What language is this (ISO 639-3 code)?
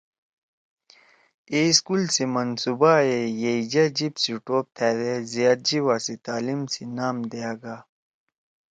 trw